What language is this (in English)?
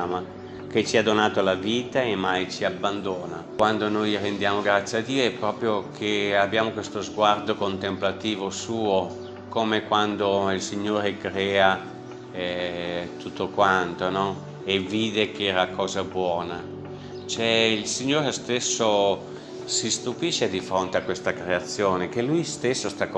Italian